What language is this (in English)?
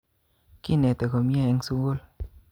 Kalenjin